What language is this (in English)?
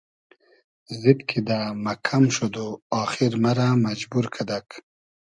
Hazaragi